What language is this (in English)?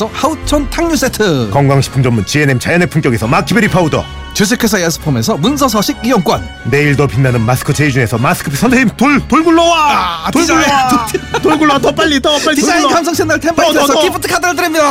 Korean